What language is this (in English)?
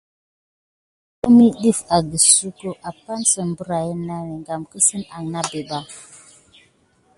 Gidar